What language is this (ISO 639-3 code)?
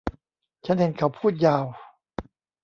tha